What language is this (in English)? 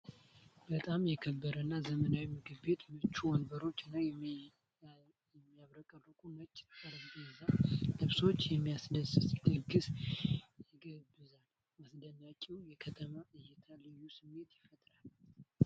Amharic